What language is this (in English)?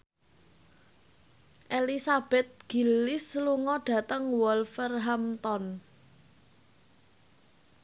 Javanese